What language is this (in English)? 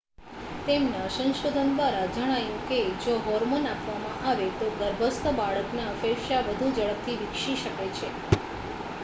Gujarati